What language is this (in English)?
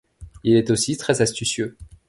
French